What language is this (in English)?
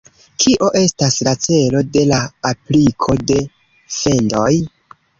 Esperanto